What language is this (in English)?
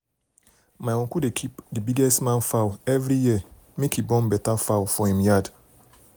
Nigerian Pidgin